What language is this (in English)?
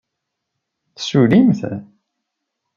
Kabyle